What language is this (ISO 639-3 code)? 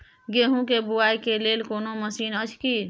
mai